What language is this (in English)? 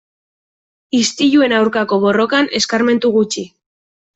Basque